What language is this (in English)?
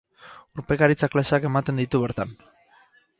Basque